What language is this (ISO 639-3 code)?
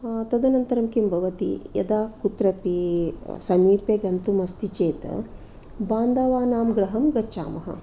san